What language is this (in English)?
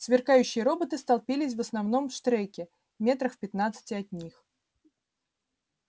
Russian